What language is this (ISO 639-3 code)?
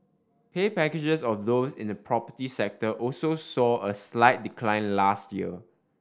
eng